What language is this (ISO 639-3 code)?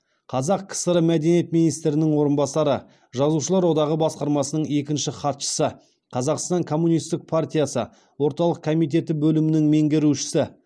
kaz